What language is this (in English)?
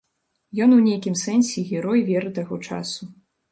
Belarusian